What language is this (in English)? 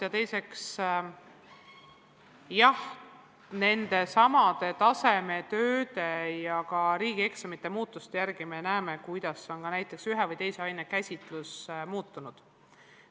Estonian